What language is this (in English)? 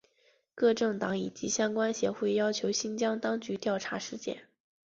Chinese